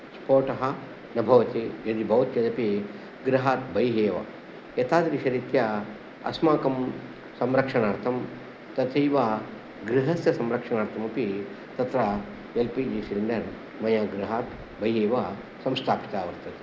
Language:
Sanskrit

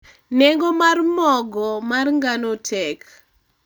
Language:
Luo (Kenya and Tanzania)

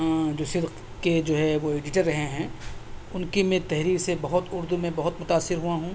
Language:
Urdu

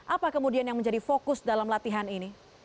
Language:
Indonesian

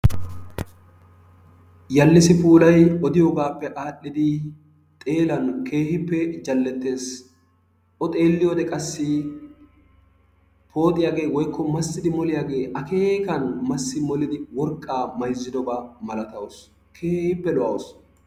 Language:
Wolaytta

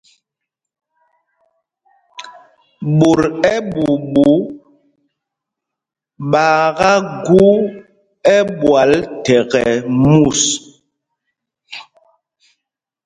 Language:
Mpumpong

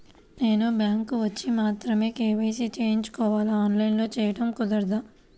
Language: Telugu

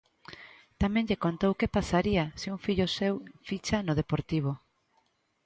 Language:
Galician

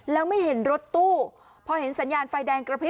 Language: Thai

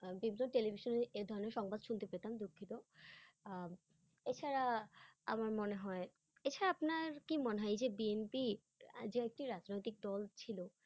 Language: Bangla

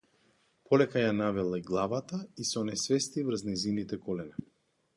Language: Macedonian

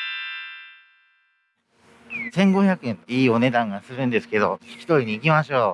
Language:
Japanese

